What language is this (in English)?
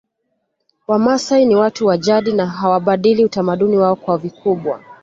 Swahili